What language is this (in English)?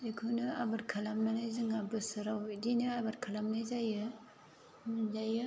Bodo